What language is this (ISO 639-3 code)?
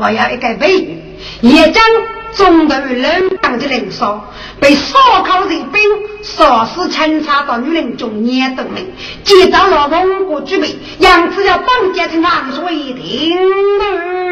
zho